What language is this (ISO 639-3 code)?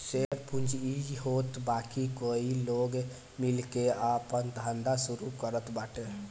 bho